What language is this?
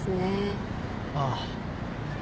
Japanese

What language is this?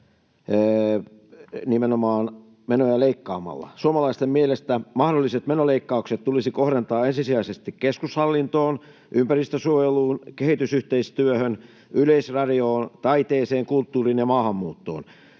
Finnish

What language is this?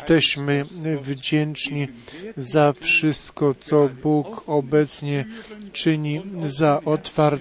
Polish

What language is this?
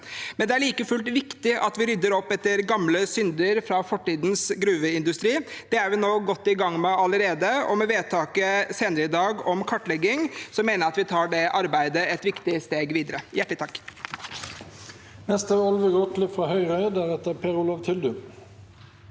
Norwegian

